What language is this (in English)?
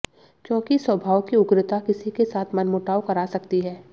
Hindi